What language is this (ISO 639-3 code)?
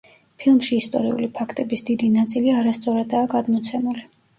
kat